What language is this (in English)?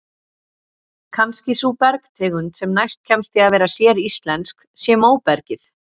Icelandic